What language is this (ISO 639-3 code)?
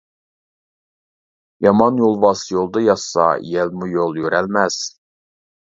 uig